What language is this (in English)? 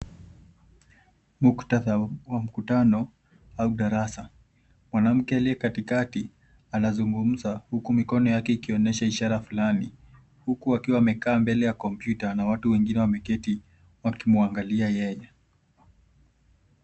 Swahili